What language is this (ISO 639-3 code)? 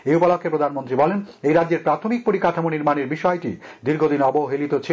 ben